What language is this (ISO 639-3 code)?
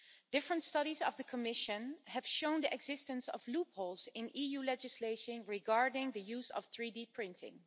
eng